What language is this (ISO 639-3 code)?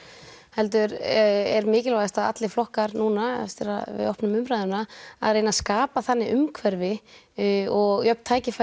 isl